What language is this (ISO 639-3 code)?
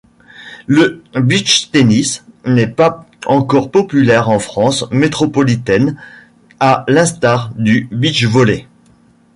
fra